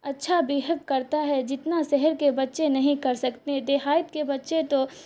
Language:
Urdu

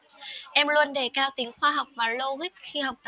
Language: Vietnamese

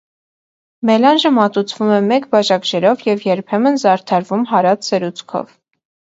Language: Armenian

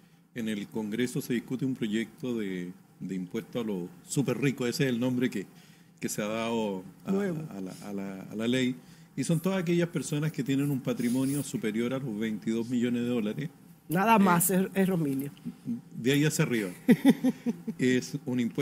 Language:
Spanish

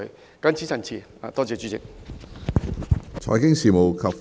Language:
Cantonese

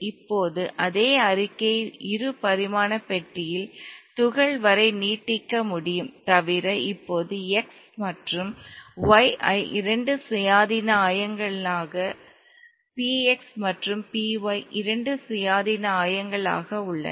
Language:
Tamil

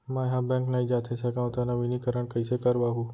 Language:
Chhattisgarhi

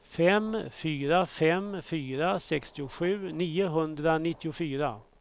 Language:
Swedish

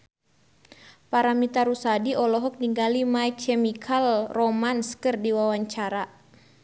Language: Sundanese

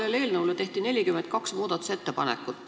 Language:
Estonian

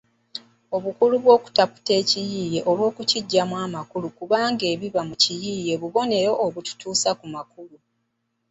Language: Ganda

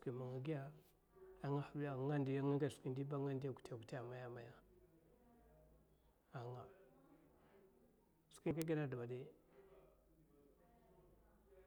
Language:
Mafa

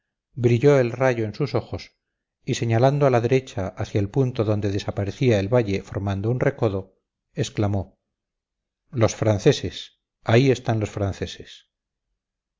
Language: Spanish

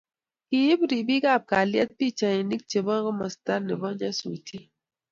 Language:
Kalenjin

